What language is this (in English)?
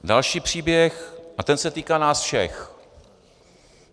Czech